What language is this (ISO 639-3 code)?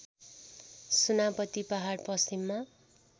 nep